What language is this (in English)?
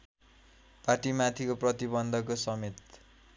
Nepali